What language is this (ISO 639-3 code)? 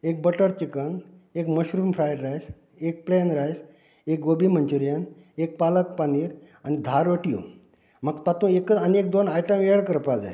kok